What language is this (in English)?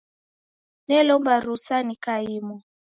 Taita